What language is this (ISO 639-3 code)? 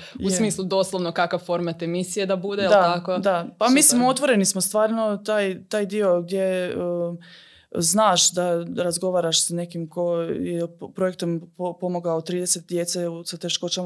hrv